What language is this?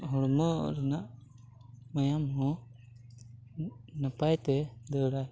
Santali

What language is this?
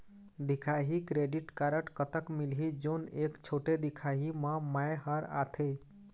Chhattisgarhi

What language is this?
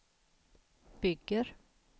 Swedish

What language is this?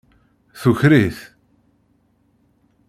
Kabyle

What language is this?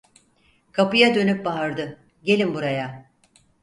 Turkish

